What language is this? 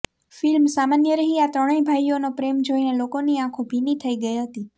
Gujarati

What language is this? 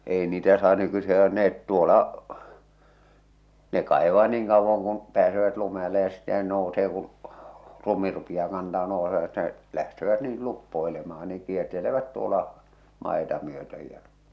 Finnish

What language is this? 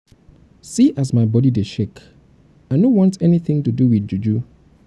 Nigerian Pidgin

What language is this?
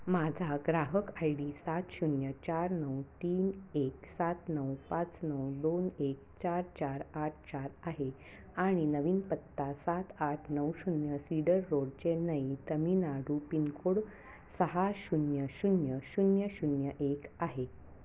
Marathi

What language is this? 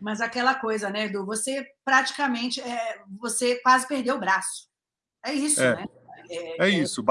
Portuguese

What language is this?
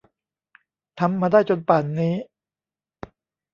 Thai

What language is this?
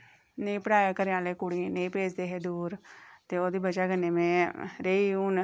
Dogri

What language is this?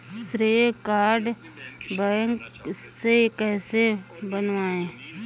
Hindi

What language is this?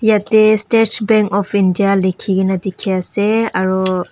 Naga Pidgin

